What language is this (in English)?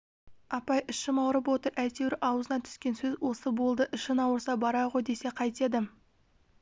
Kazakh